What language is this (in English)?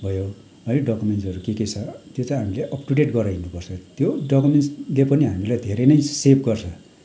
Nepali